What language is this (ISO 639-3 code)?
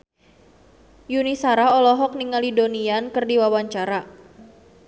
sun